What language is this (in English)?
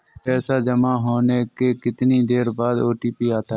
Hindi